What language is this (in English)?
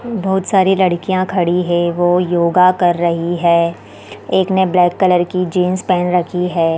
Hindi